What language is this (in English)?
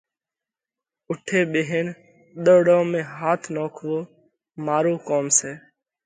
Parkari Koli